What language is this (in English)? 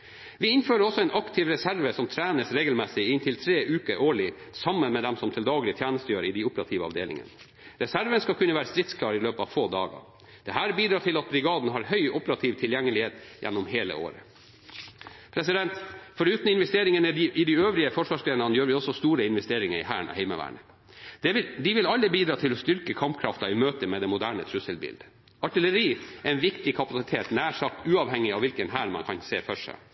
Norwegian Bokmål